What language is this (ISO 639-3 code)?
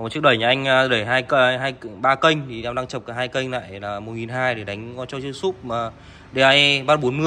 vie